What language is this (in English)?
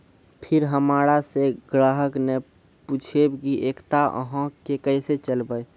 Maithili